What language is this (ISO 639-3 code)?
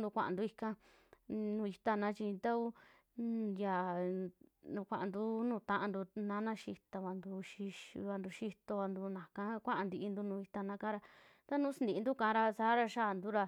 jmx